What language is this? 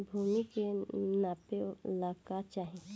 Bhojpuri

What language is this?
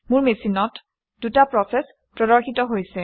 Assamese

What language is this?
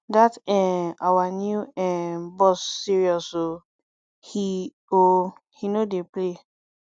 Nigerian Pidgin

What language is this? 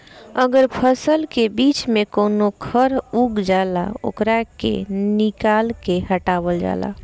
Bhojpuri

